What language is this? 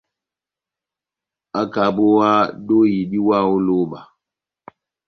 Batanga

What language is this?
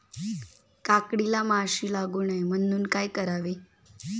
Marathi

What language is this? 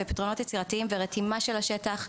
Hebrew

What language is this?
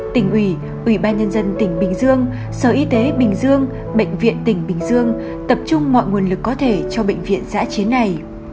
Vietnamese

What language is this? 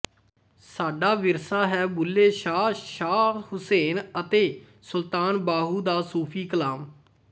Punjabi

